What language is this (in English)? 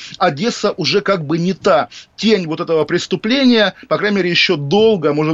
Russian